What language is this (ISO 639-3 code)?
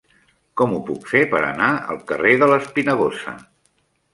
cat